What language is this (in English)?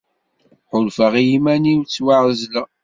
Kabyle